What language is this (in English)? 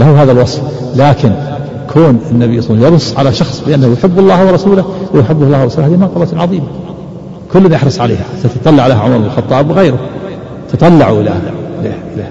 Arabic